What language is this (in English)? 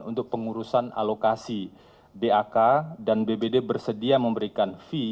Indonesian